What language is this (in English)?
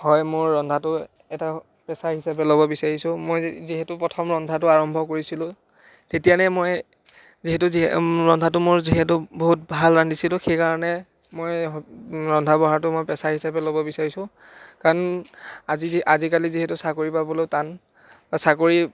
Assamese